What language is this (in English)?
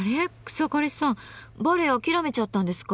Japanese